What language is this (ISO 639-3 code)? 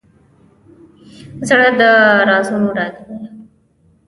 pus